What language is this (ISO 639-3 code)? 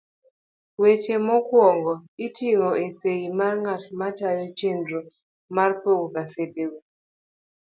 luo